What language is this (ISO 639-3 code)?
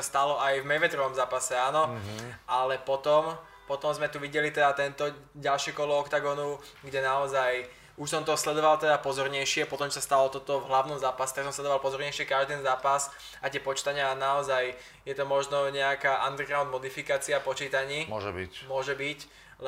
slk